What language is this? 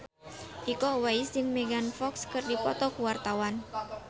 Sundanese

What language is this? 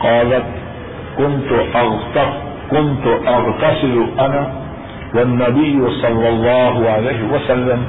Urdu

